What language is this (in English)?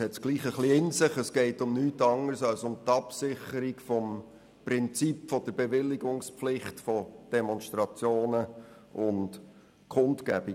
Swiss German